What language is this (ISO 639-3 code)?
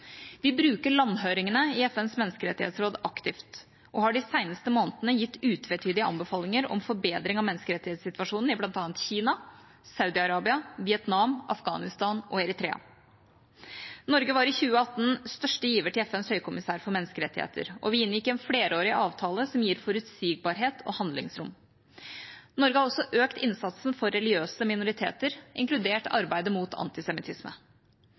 nob